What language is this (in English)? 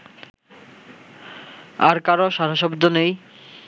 Bangla